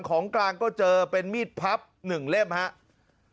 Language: Thai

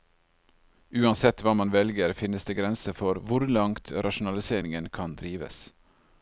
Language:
Norwegian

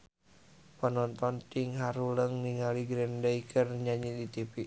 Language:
Sundanese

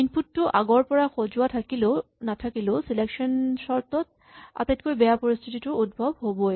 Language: Assamese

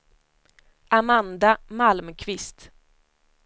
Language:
Swedish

